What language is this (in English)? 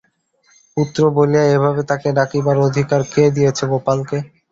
Bangla